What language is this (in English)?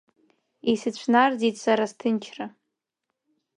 Abkhazian